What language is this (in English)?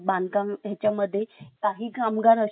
Marathi